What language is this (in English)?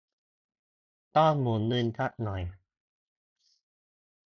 Thai